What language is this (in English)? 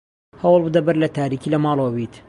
Central Kurdish